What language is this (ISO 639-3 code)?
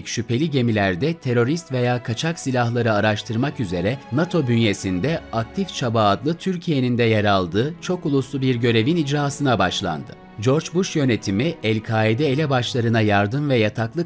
tur